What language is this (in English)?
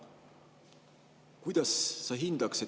Estonian